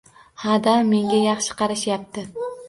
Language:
Uzbek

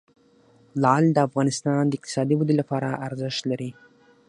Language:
Pashto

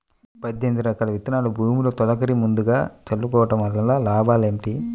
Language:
Telugu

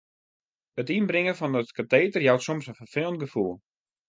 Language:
Western Frisian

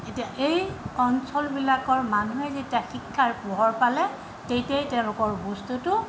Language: Assamese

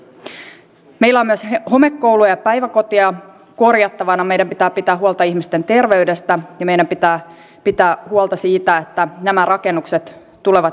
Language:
Finnish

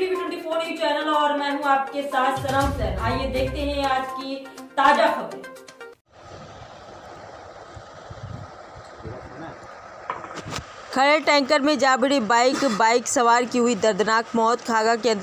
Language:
Hindi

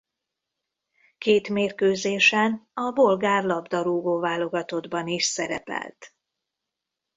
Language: Hungarian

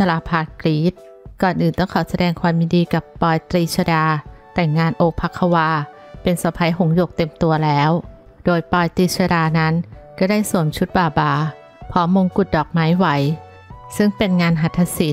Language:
Thai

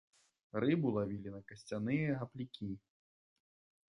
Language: Belarusian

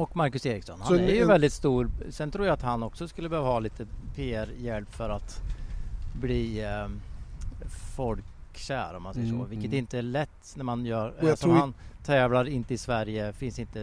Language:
Swedish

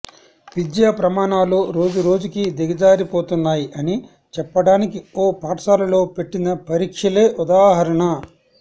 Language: Telugu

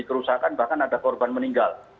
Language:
Indonesian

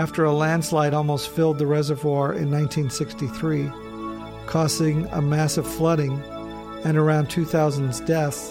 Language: English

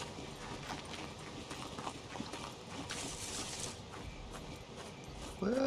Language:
Korean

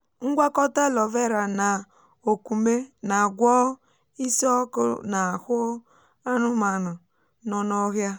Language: Igbo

